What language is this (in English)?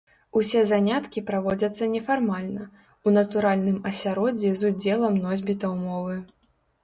Belarusian